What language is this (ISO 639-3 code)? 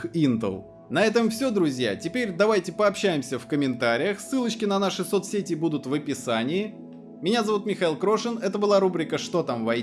rus